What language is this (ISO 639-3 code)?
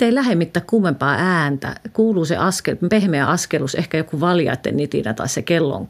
fin